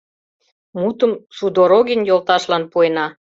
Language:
Mari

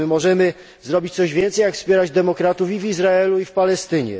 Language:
Polish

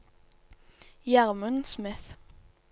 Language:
Norwegian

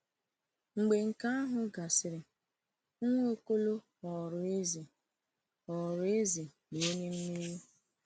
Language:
Igbo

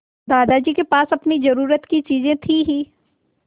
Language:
Hindi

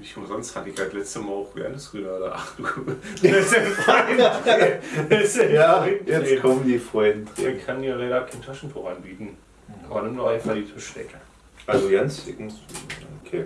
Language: German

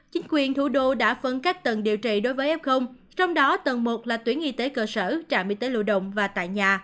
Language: Vietnamese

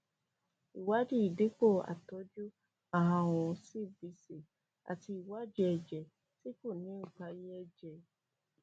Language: Yoruba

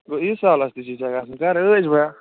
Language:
Kashmiri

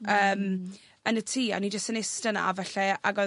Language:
Welsh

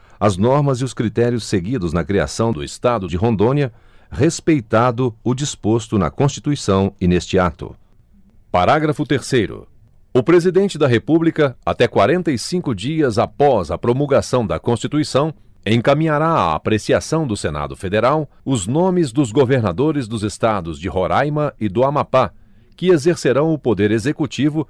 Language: Portuguese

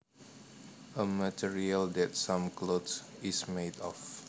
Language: Javanese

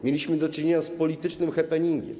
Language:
Polish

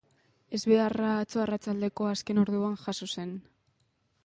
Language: Basque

